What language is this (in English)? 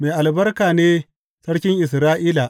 Hausa